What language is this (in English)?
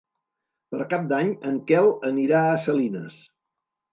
Catalan